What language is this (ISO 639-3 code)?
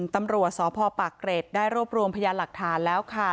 tha